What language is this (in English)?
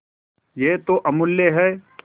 Hindi